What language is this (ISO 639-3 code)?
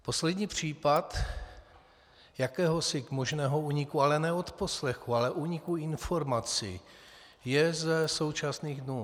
ces